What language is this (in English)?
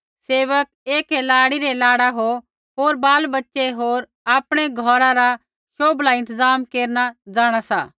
Kullu Pahari